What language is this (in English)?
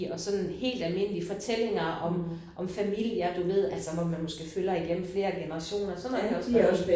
Danish